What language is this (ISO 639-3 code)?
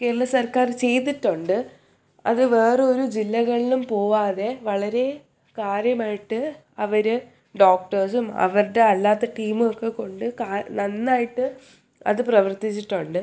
mal